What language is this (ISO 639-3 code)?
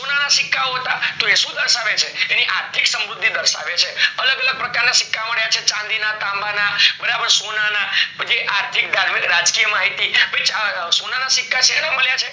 guj